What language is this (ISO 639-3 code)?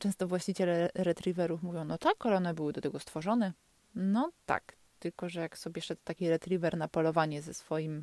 pol